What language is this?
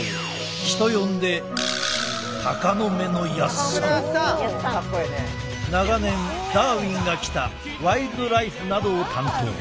Japanese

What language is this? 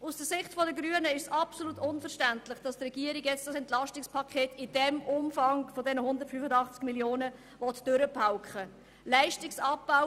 Swiss German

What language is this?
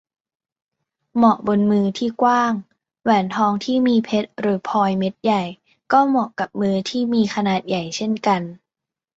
Thai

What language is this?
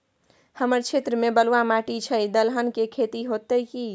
Maithili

